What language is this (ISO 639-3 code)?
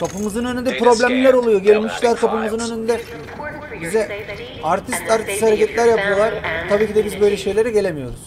tur